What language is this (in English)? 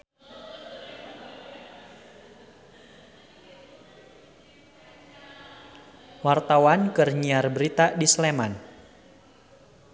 Sundanese